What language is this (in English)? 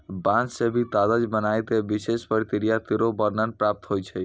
Maithili